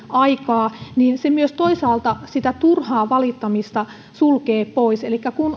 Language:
Finnish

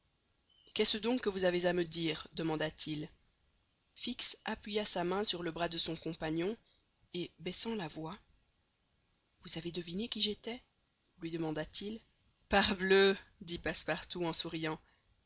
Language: French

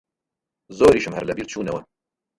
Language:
Central Kurdish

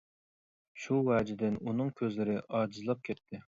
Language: Uyghur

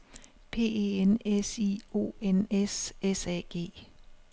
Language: Danish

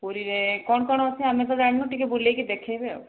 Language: Odia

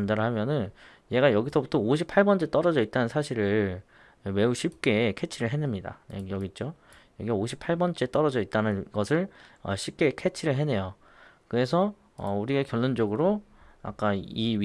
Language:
Korean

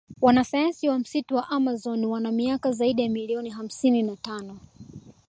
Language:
Swahili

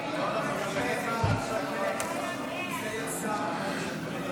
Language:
Hebrew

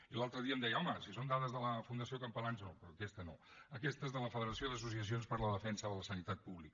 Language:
Catalan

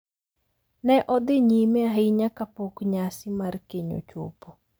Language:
Luo (Kenya and Tanzania)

